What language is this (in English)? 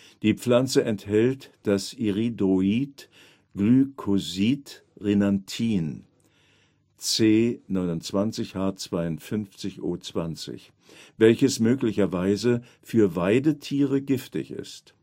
German